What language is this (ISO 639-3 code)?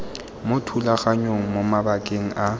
tsn